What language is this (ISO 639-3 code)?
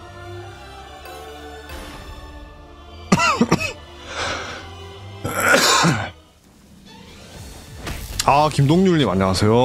kor